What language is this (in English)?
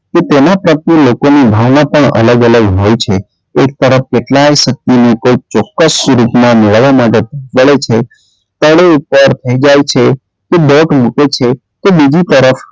Gujarati